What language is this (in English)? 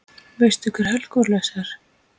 Icelandic